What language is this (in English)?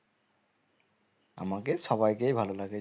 Bangla